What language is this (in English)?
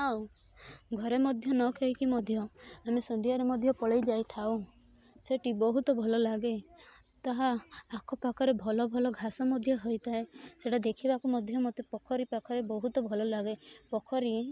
Odia